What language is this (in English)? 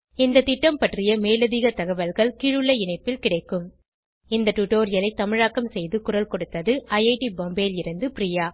Tamil